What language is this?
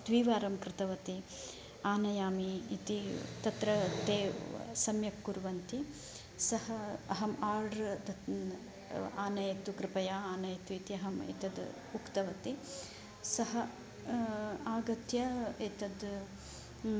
Sanskrit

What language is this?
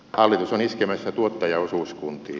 Finnish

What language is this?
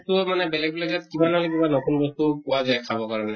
Assamese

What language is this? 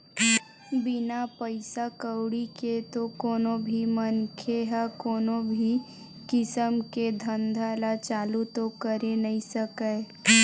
Chhattisgarhi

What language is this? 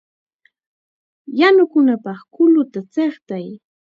Chiquián Ancash Quechua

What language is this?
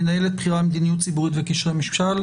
Hebrew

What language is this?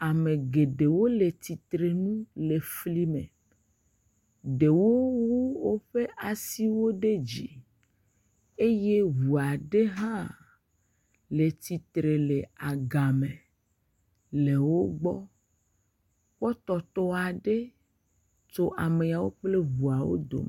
Ewe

